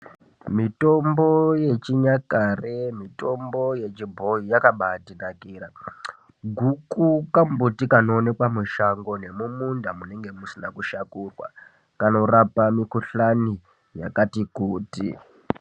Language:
Ndau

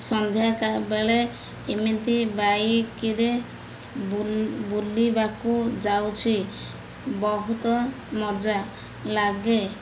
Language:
Odia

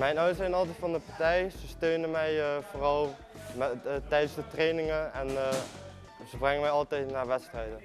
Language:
Dutch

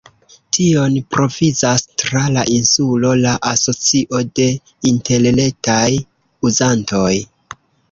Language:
Esperanto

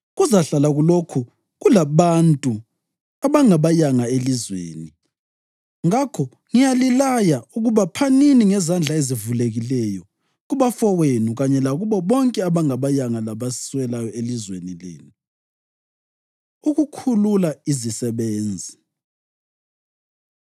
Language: North Ndebele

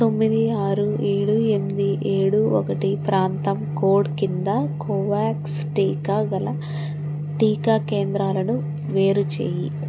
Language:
Telugu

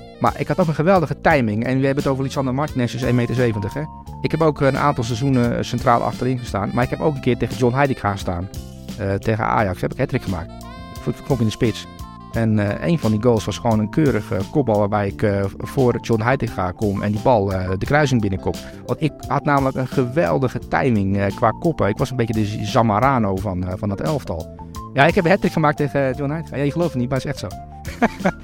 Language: Dutch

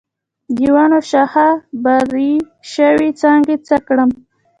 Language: Pashto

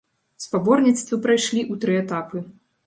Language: Belarusian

